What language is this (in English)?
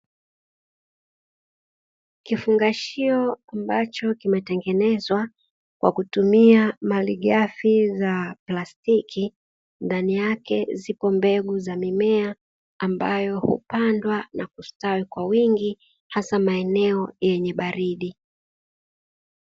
Swahili